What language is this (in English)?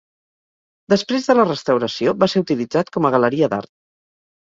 Catalan